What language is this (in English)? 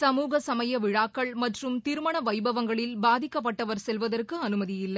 Tamil